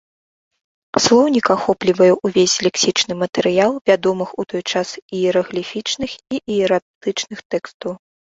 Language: Belarusian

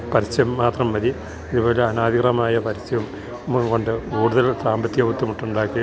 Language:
Malayalam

